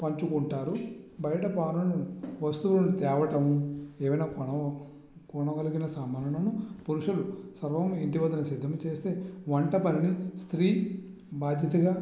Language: Telugu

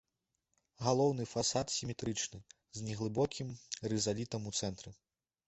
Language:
Belarusian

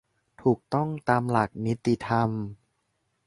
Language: Thai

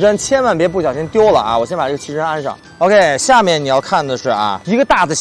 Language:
Chinese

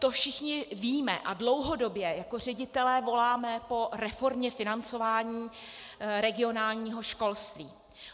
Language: Czech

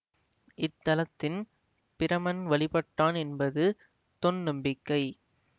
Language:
Tamil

